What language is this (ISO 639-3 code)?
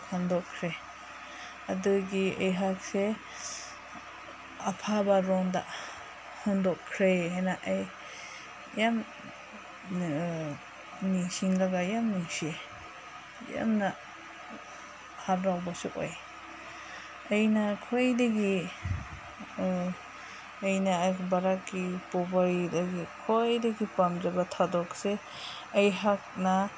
mni